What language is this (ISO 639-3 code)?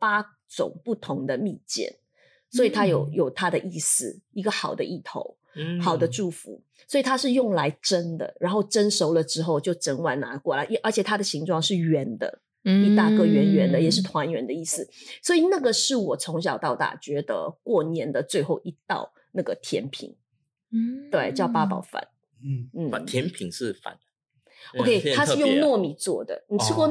zho